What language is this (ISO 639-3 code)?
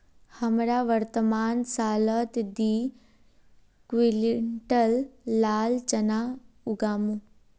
mag